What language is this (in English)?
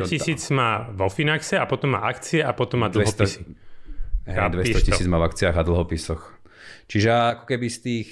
Slovak